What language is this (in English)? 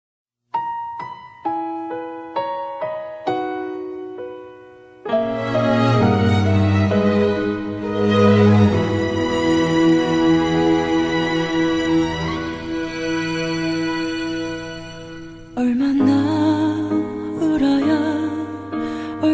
Korean